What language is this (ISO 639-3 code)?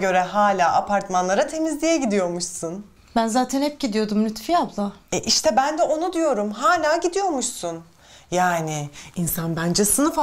tur